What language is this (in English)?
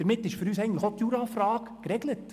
Swiss German